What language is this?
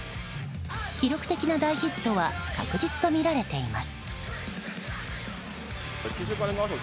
Japanese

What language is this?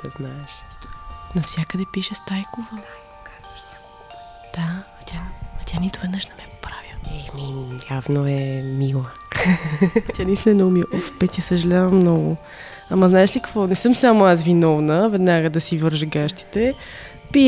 Bulgarian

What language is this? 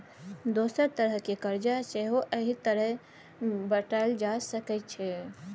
Maithili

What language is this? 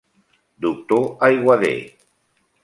Catalan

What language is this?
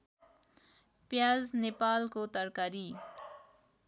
Nepali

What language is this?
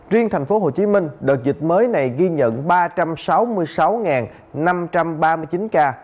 Vietnamese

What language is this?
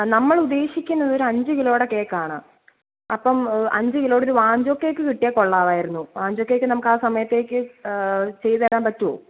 Malayalam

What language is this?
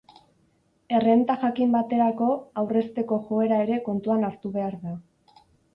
Basque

